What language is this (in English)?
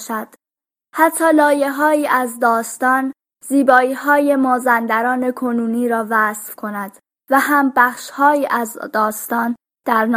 Persian